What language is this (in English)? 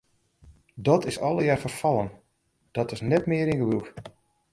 Western Frisian